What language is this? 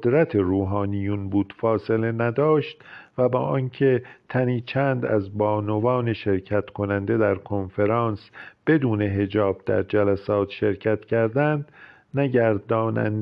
Persian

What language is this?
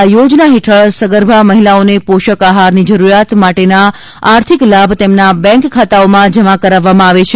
Gujarati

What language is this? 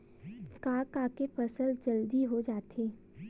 Chhattisgarhi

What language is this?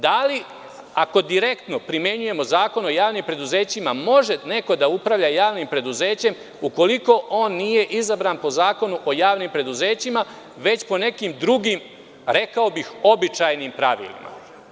Serbian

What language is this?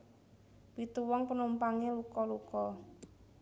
Javanese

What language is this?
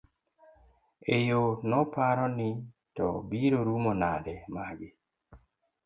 Luo (Kenya and Tanzania)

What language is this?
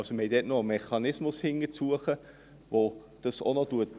Swiss German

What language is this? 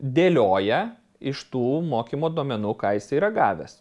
Lithuanian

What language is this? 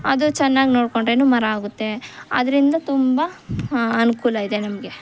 Kannada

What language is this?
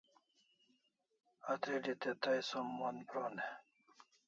Kalasha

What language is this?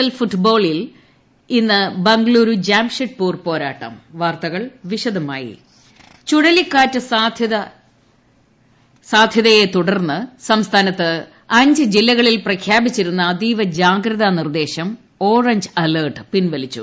Malayalam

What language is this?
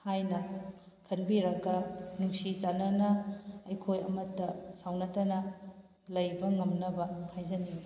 Manipuri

